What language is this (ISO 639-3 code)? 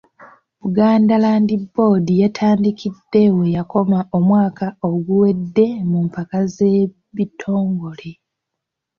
lug